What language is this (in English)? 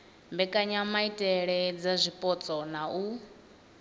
Venda